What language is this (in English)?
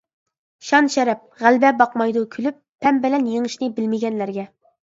Uyghur